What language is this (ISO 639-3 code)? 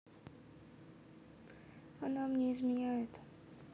rus